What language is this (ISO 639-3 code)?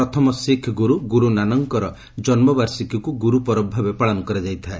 ori